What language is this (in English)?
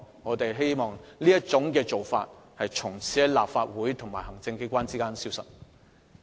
Cantonese